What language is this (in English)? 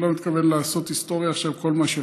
Hebrew